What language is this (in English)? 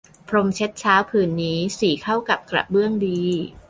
Thai